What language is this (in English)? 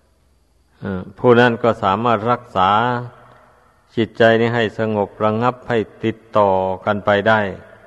Thai